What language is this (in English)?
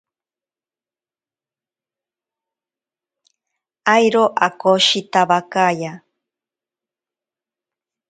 Ashéninka Perené